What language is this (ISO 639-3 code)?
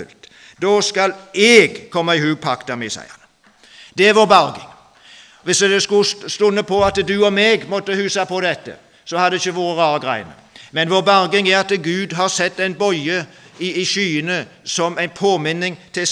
nor